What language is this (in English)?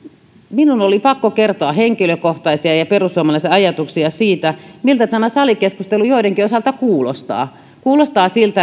Finnish